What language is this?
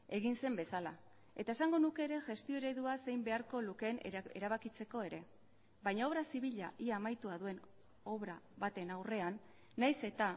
Basque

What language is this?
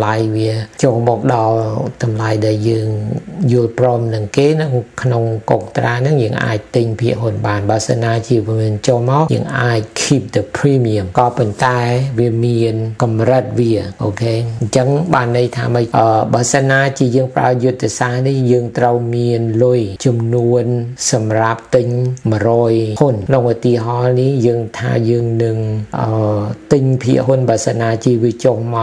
Thai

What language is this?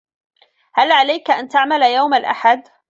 Arabic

